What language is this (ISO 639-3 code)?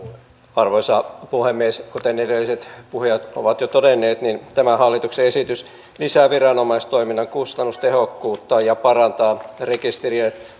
fin